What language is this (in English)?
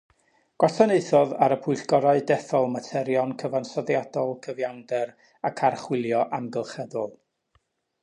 Welsh